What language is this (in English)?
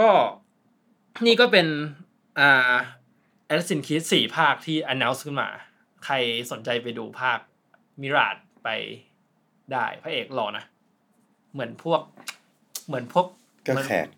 Thai